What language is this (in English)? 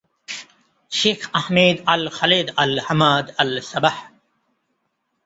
Bangla